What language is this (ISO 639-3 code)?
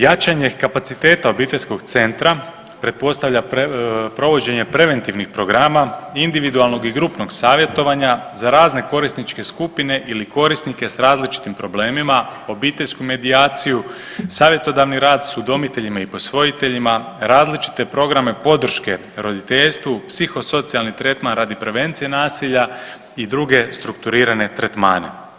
hrv